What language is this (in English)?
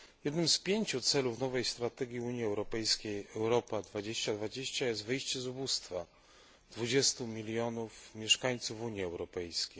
Polish